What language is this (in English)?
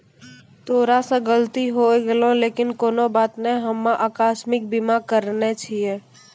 Maithili